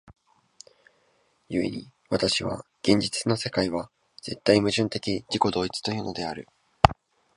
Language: Japanese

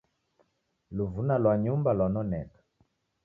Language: Taita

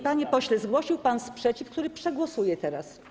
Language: Polish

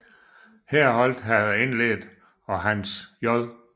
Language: Danish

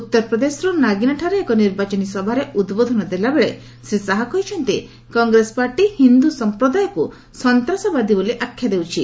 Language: Odia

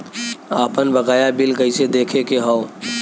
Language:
Bhojpuri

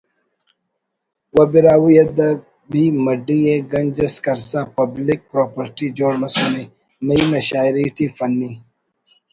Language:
Brahui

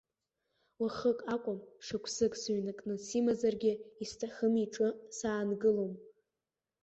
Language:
Abkhazian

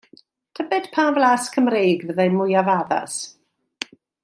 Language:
Welsh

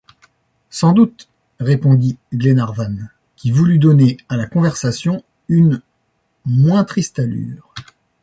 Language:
French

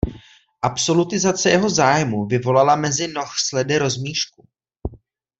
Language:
Czech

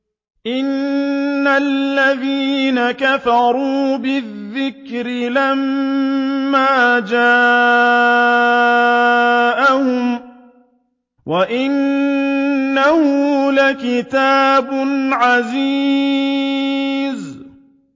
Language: Arabic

